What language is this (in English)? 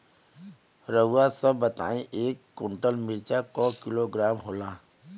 Bhojpuri